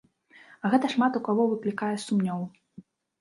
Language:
Belarusian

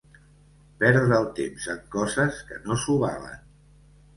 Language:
Catalan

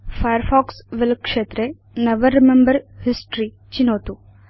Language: Sanskrit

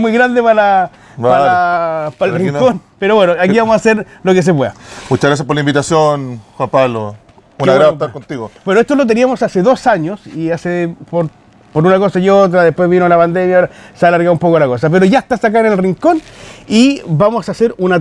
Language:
Spanish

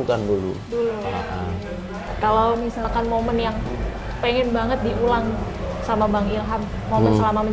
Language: Indonesian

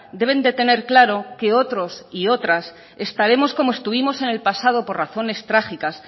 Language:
Spanish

